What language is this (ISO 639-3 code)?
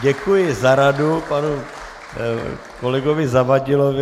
ces